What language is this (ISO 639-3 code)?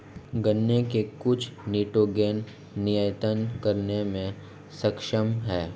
hin